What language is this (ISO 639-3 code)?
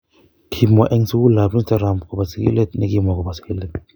kln